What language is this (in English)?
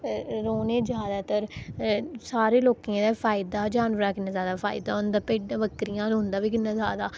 Dogri